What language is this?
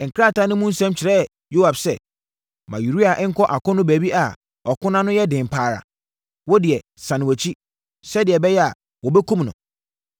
Akan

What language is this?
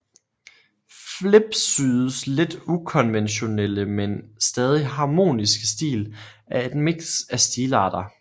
Danish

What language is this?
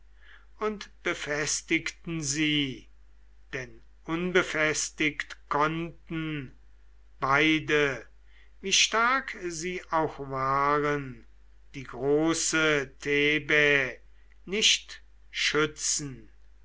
German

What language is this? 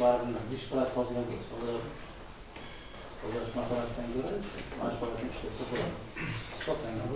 Turkish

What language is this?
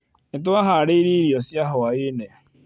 Kikuyu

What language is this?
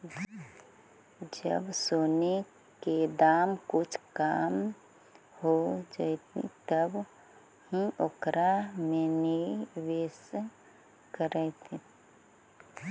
Magahi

